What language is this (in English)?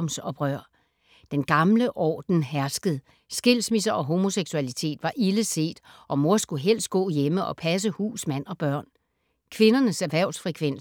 Danish